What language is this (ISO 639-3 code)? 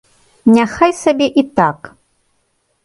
bel